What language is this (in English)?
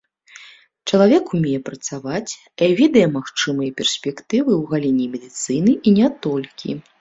Belarusian